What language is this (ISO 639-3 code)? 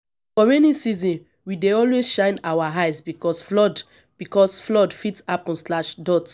pcm